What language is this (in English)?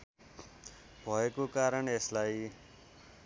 Nepali